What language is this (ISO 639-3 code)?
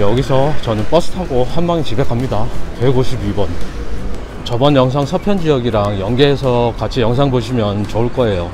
kor